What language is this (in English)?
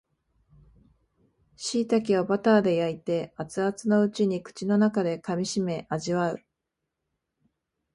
Japanese